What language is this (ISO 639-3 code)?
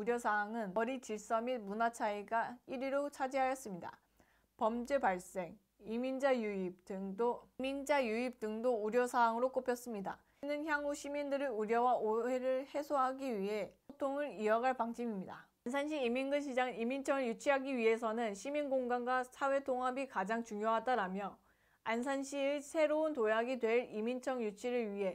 kor